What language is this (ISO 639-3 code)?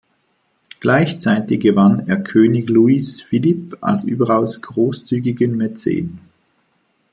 deu